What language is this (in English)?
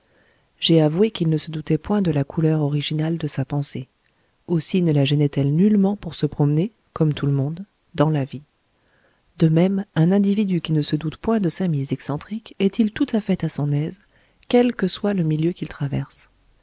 French